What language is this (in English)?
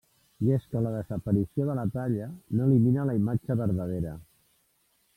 Catalan